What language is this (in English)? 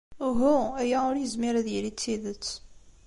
Kabyle